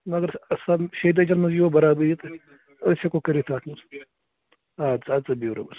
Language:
Kashmiri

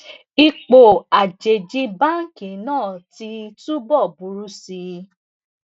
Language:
Yoruba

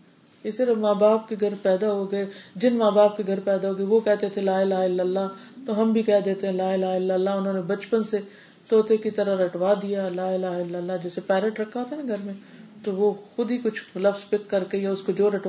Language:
Urdu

